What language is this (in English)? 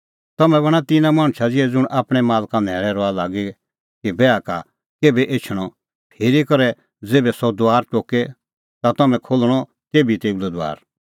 Kullu Pahari